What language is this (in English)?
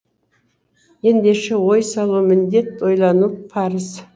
Kazakh